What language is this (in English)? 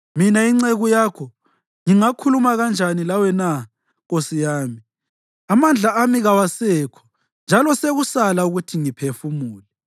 North Ndebele